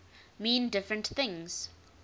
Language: English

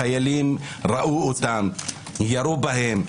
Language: Hebrew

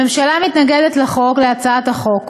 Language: Hebrew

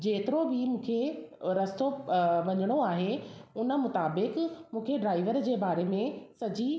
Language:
Sindhi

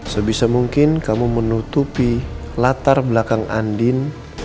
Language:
Indonesian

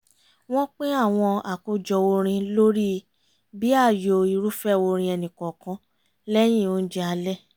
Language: Yoruba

